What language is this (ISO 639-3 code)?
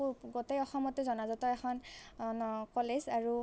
asm